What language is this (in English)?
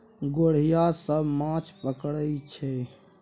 Maithili